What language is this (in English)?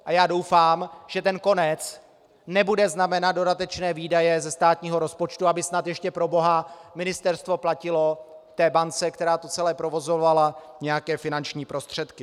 Czech